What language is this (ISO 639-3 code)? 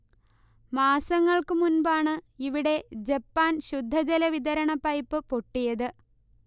mal